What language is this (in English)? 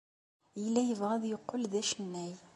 Kabyle